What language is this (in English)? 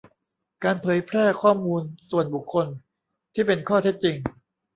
Thai